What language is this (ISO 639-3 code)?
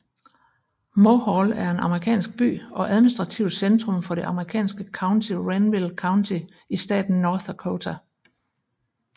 dan